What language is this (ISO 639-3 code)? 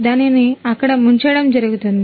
tel